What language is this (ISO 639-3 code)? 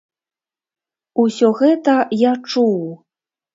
bel